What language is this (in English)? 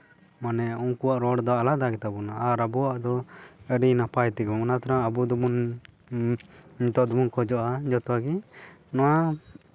Santali